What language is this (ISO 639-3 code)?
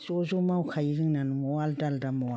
brx